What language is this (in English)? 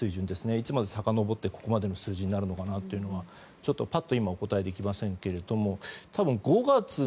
Japanese